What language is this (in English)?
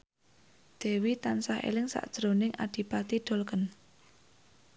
Javanese